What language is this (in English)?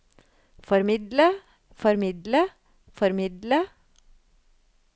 Norwegian